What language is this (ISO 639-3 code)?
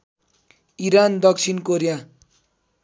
nep